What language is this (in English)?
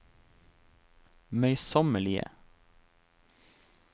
Norwegian